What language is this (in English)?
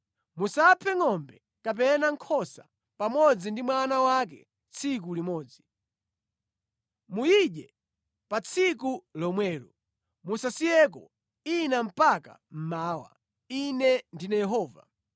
Nyanja